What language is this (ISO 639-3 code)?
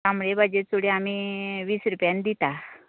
kok